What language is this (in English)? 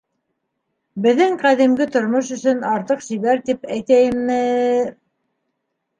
Bashkir